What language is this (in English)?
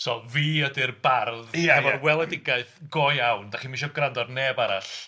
Welsh